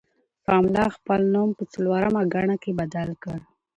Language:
Pashto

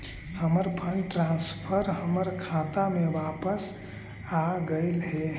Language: Magahi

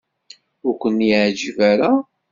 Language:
Kabyle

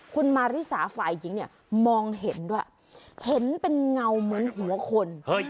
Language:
Thai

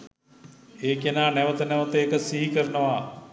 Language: Sinhala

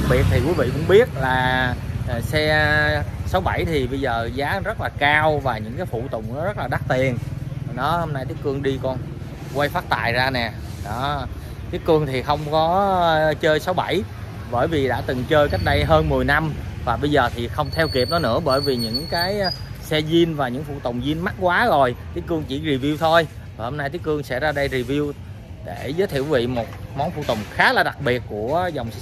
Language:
Vietnamese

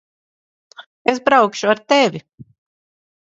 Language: Latvian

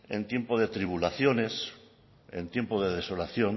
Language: Spanish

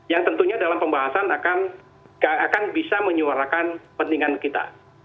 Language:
Indonesian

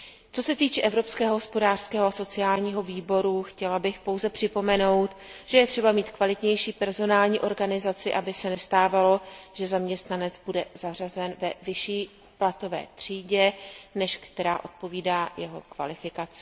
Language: Czech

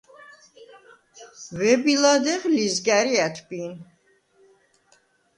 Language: Svan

